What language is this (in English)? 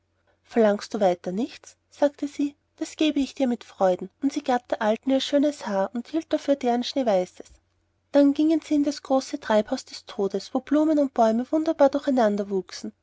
German